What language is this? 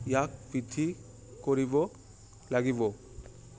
Assamese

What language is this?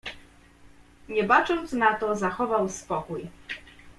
Polish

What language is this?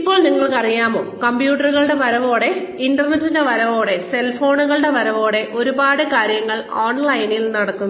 Malayalam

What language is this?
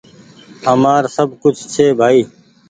Goaria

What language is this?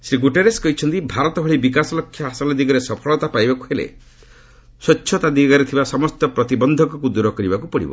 Odia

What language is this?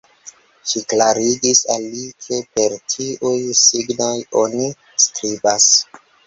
Esperanto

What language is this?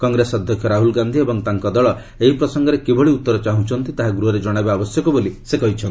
Odia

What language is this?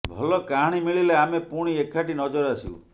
Odia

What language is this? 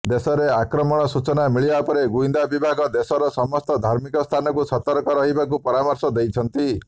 Odia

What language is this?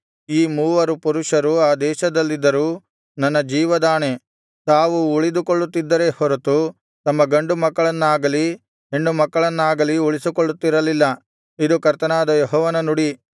Kannada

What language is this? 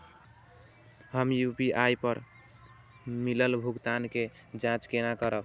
Maithili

